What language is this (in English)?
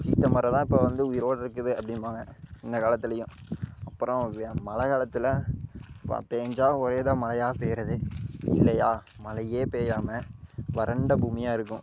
Tamil